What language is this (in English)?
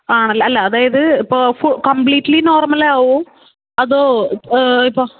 Malayalam